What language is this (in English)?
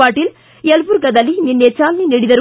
Kannada